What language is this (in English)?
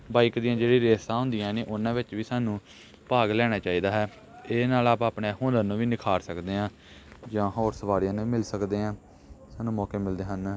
Punjabi